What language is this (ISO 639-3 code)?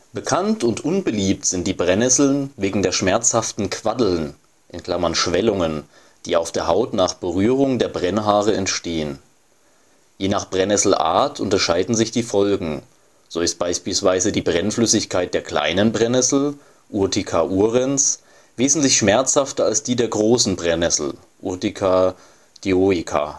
deu